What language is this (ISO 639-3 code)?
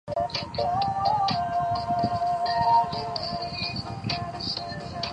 zho